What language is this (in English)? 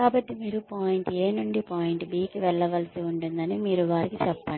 Telugu